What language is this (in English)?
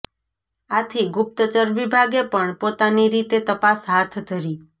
Gujarati